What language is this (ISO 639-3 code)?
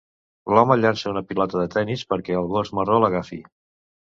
cat